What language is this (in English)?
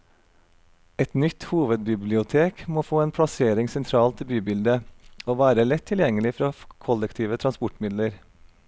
Norwegian